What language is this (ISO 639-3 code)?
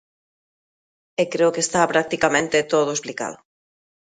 glg